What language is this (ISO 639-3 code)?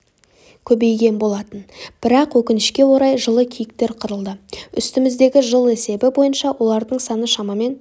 kaz